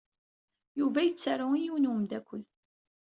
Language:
Kabyle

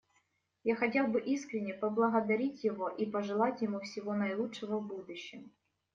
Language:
Russian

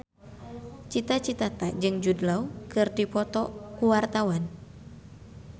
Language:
Sundanese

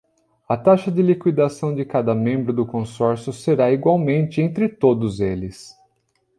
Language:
Portuguese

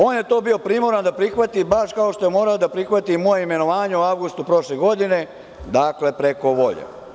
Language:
Serbian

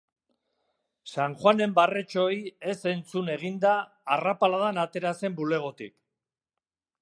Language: Basque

